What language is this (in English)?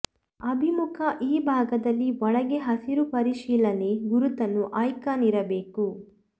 Kannada